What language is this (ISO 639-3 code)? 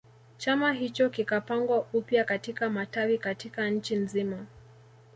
swa